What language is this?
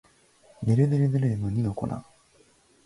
Japanese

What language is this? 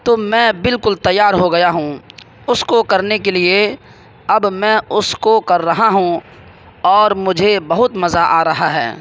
Urdu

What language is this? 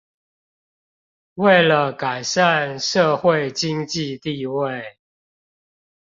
Chinese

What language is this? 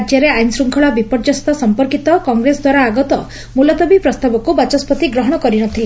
Odia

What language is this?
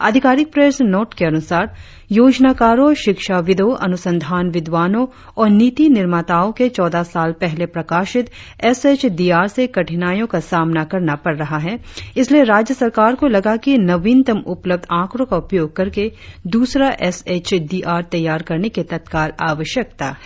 Hindi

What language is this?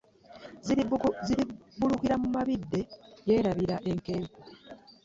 Ganda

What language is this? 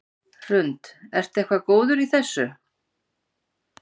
Icelandic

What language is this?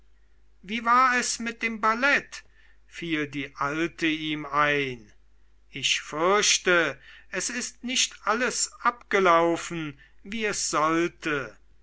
German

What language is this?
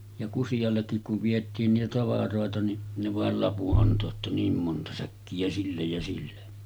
Finnish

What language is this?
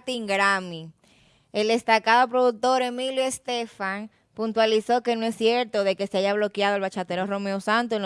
Spanish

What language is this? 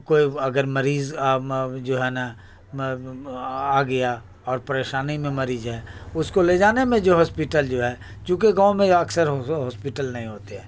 Urdu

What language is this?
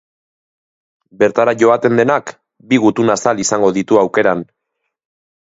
Basque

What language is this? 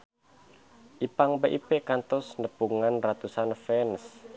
Sundanese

